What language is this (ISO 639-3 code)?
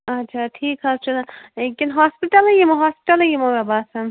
kas